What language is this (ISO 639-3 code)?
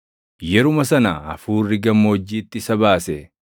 orm